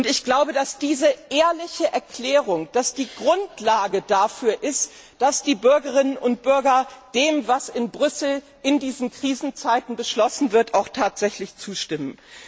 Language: German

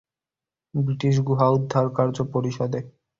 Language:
Bangla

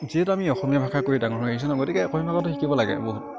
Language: Assamese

